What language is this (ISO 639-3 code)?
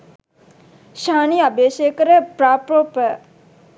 sin